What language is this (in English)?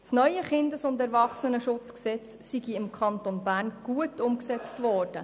Swiss German